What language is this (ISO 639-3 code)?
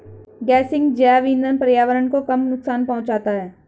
hin